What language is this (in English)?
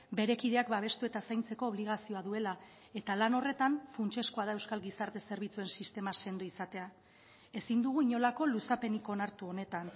Basque